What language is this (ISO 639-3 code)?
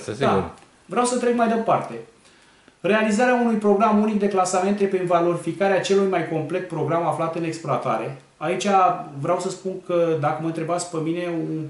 ron